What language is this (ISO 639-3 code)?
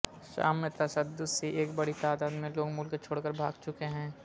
urd